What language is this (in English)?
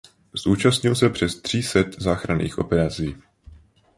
Czech